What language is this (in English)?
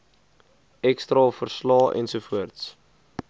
Afrikaans